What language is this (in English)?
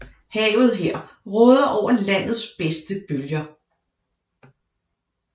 Danish